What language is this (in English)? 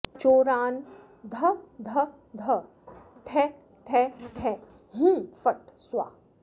Sanskrit